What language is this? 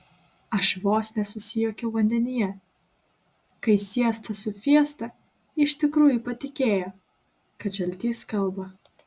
Lithuanian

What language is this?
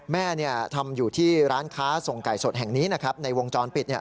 Thai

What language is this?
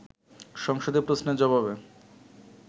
Bangla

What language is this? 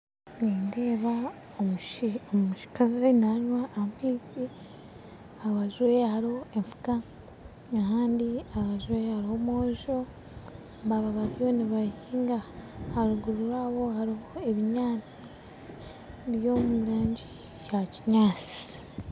Nyankole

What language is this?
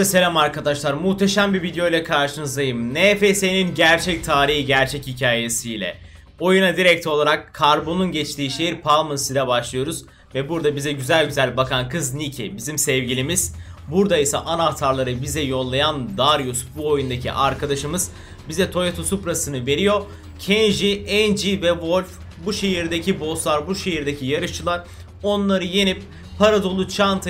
Turkish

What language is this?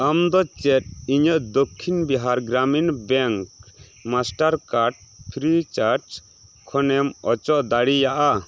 Santali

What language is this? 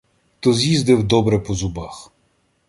Ukrainian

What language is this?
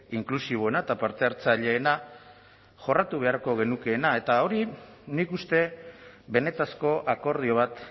Basque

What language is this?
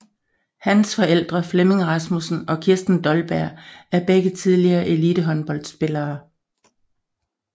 Danish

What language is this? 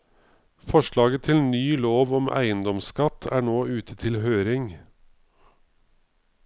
Norwegian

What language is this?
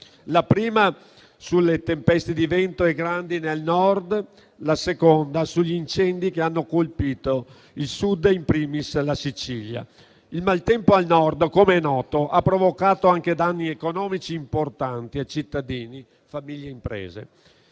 Italian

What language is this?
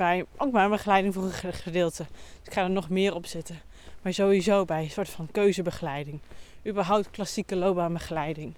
Dutch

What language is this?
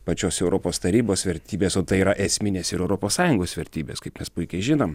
Lithuanian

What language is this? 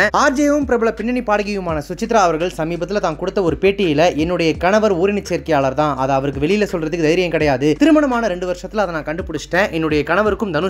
Tamil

